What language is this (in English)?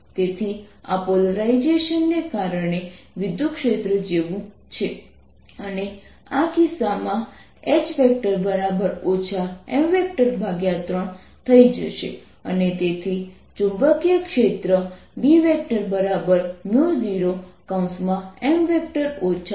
Gujarati